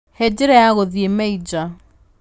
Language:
Kikuyu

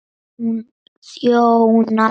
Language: Icelandic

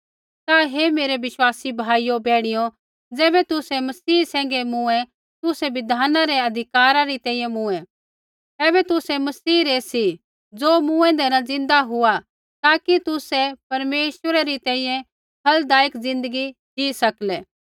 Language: Kullu Pahari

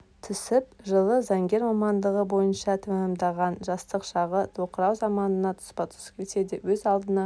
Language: Kazakh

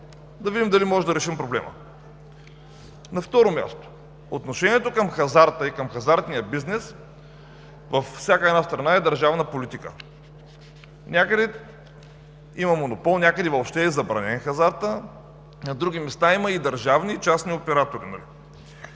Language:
Bulgarian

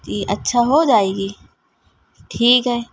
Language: Urdu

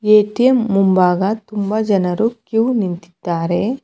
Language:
Kannada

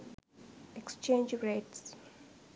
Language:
Sinhala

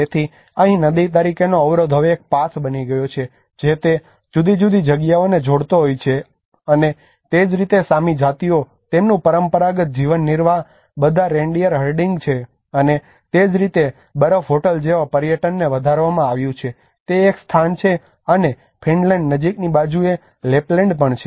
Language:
Gujarati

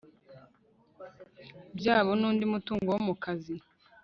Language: Kinyarwanda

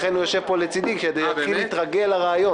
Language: Hebrew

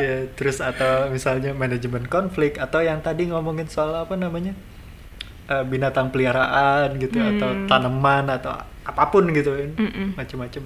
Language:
Indonesian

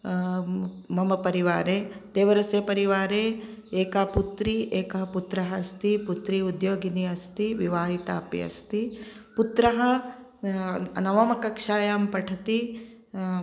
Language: Sanskrit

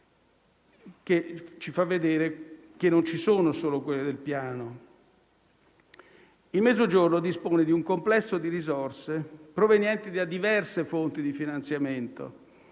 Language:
Italian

